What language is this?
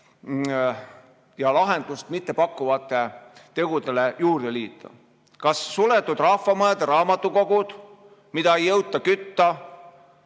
Estonian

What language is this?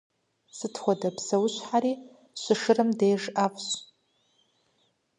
Kabardian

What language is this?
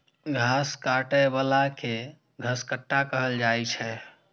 Maithili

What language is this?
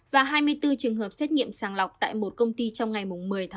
Vietnamese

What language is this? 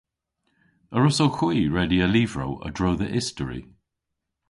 Cornish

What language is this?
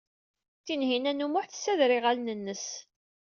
Kabyle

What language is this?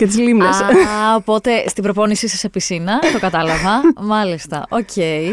Greek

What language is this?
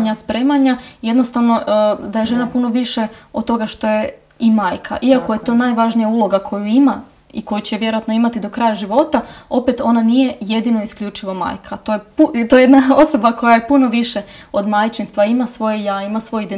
Croatian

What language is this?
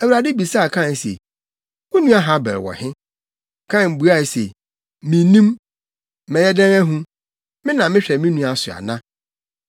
Akan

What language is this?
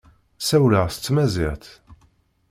Kabyle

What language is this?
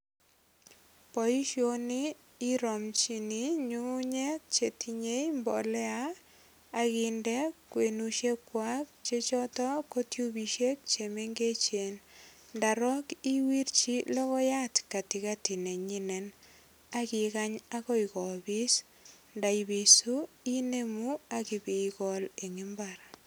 Kalenjin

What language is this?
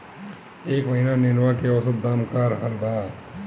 Bhojpuri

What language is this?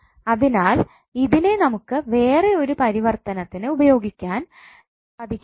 Malayalam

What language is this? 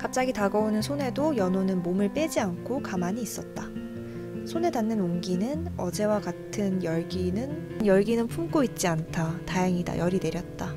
Korean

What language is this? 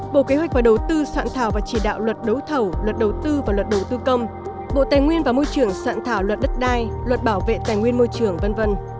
Vietnamese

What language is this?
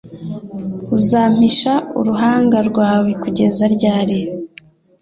Kinyarwanda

